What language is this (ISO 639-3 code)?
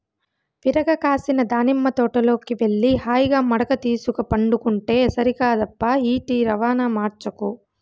tel